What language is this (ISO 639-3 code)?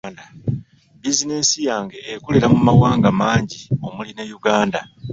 lug